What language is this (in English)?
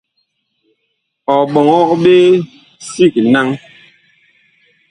Bakoko